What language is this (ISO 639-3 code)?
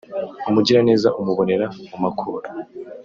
kin